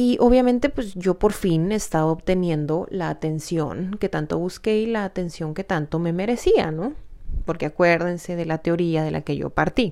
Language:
Spanish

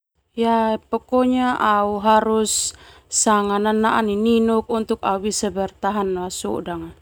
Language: Termanu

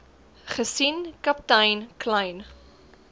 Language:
Afrikaans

